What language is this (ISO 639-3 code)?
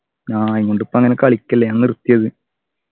mal